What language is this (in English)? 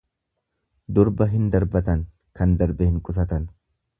Oromo